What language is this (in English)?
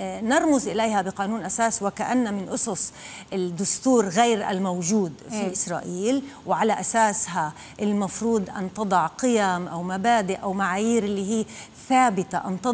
Arabic